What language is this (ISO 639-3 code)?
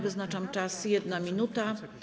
pol